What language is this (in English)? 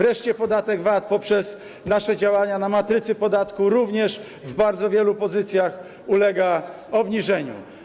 Polish